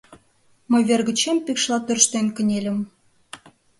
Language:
Mari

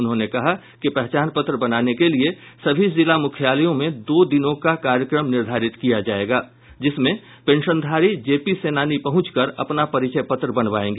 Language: Hindi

